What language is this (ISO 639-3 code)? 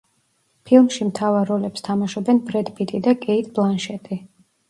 kat